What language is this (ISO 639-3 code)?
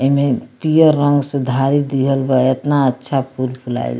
bho